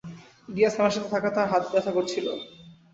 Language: Bangla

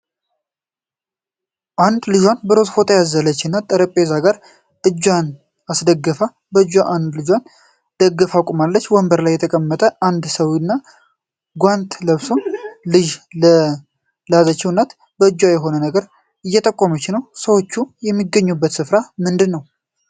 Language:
Amharic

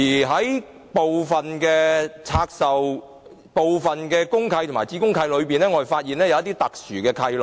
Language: Cantonese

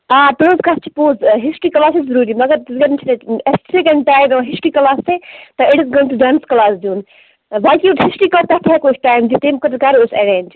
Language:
Kashmiri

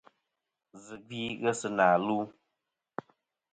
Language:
Kom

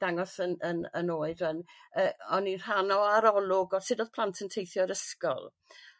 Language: Welsh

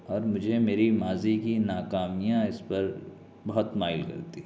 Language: Urdu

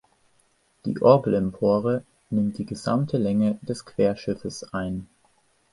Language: German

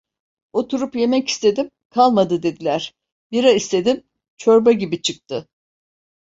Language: Turkish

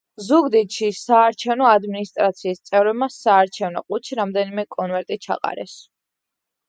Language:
Georgian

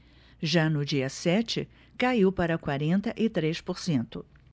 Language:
Portuguese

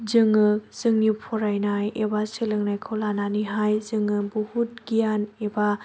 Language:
Bodo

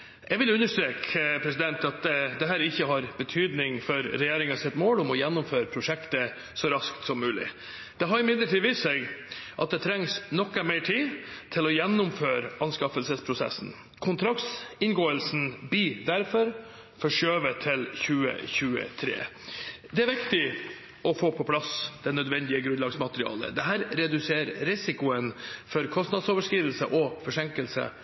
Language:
Norwegian Bokmål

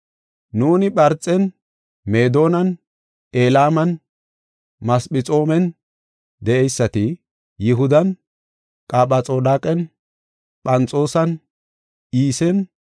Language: Gofa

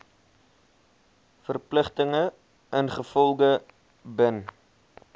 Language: Afrikaans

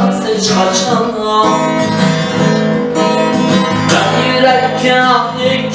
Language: Turkish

